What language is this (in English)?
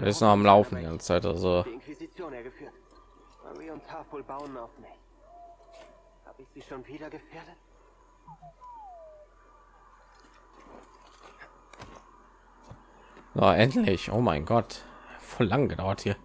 German